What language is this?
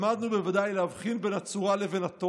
Hebrew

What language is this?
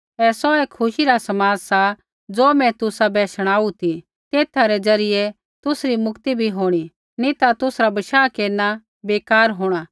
Kullu Pahari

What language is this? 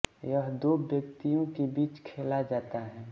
Hindi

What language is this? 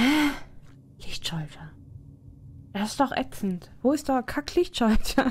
German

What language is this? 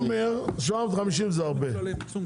Hebrew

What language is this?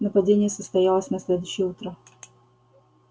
Russian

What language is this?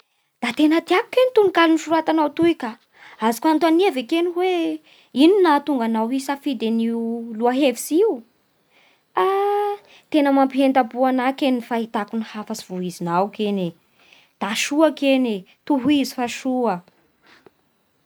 Bara Malagasy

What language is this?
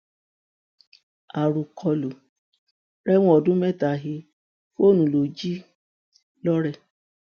Yoruba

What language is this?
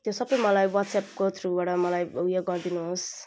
Nepali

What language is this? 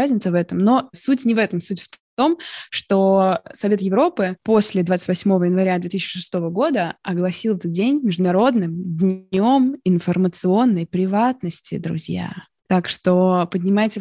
Russian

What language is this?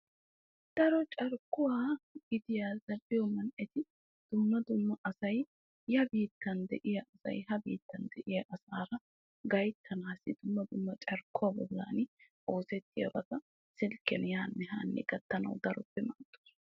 Wolaytta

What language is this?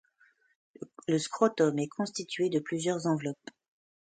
French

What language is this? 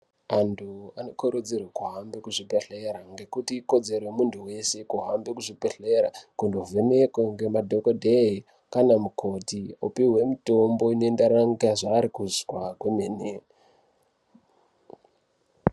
Ndau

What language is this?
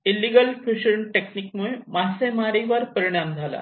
Marathi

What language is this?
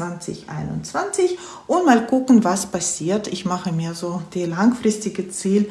German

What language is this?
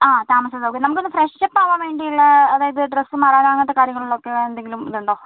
Malayalam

